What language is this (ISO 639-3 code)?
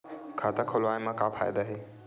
hne